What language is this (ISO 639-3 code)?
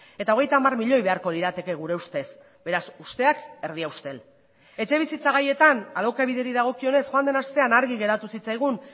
eus